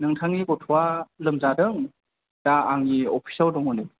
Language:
Bodo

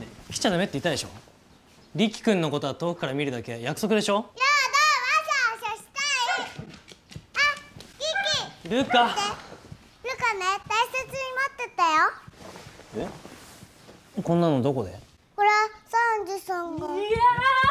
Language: Japanese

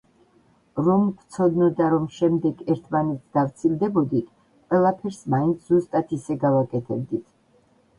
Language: Georgian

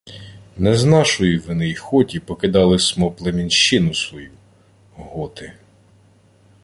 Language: Ukrainian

